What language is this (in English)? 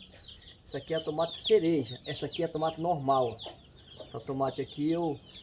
Portuguese